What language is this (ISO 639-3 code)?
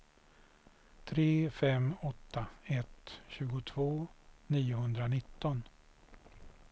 swe